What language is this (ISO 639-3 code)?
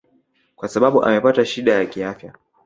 swa